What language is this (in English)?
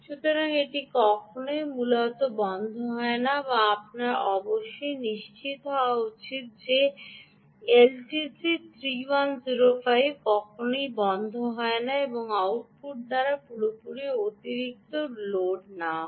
Bangla